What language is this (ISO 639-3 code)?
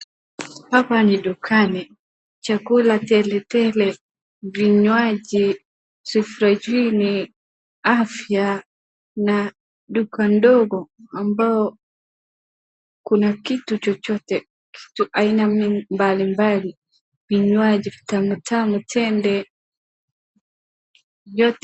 swa